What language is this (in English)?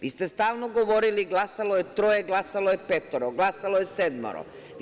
Serbian